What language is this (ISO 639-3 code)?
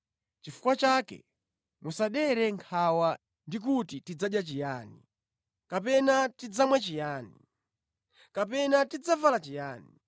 nya